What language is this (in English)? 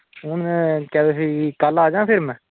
Dogri